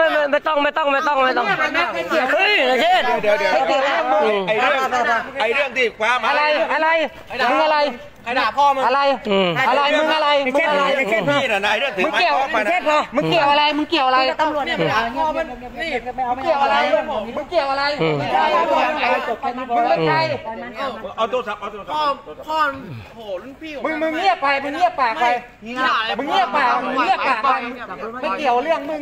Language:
Thai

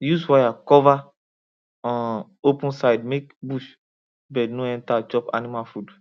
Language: Nigerian Pidgin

